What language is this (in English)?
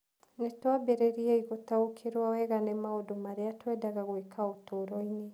Kikuyu